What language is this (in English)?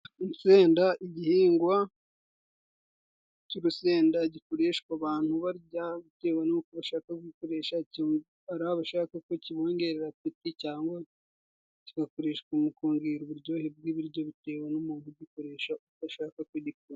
Kinyarwanda